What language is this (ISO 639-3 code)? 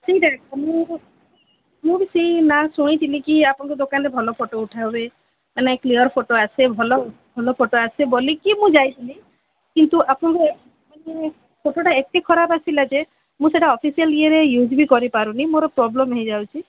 ori